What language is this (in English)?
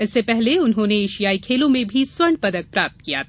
Hindi